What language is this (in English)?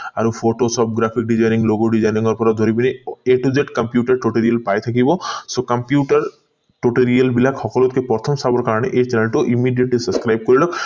Assamese